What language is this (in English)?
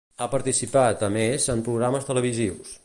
Catalan